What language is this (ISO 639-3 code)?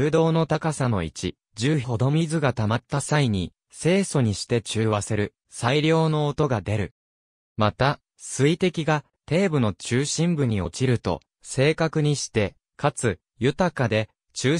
jpn